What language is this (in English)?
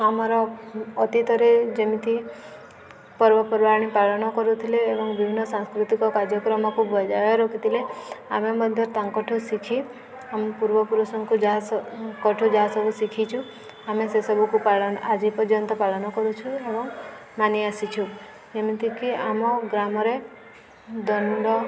Odia